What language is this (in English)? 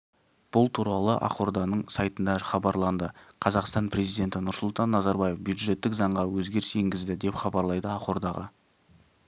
Kazakh